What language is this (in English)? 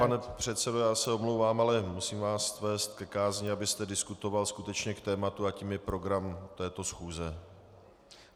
Czech